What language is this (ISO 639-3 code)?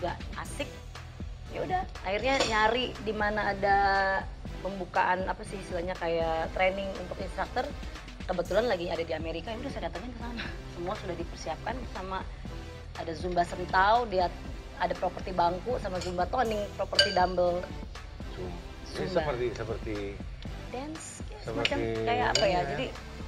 ind